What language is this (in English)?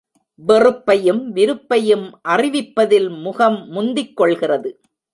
Tamil